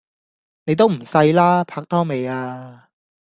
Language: Cantonese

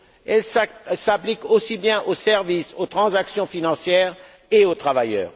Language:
French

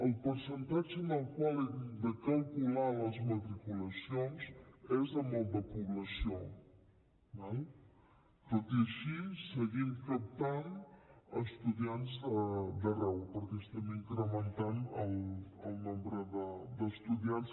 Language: Catalan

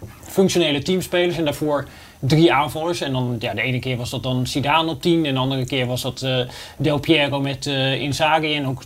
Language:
Dutch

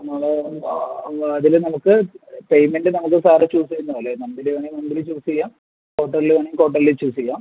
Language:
Malayalam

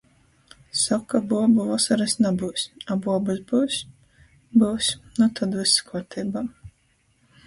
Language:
Latgalian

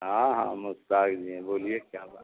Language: Urdu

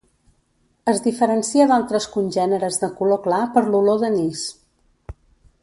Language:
Catalan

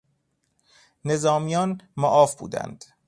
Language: Persian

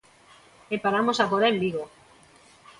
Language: Galician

